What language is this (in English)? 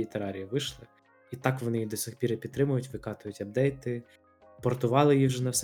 Ukrainian